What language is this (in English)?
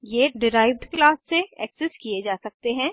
Hindi